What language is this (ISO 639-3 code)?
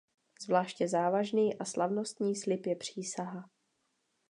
ces